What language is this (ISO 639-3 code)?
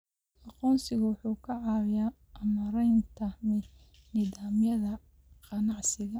som